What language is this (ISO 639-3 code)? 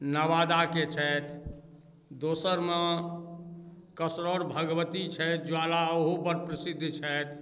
mai